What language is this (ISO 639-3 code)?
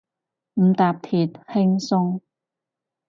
yue